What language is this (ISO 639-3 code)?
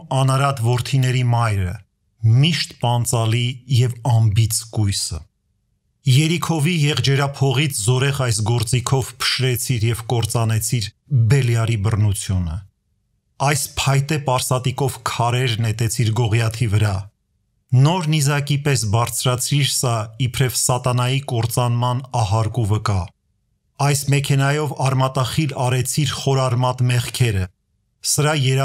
ron